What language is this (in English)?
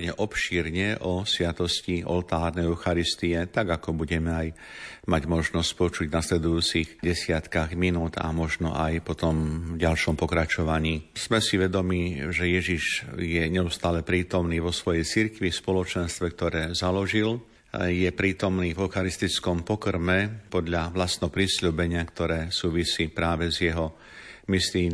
Slovak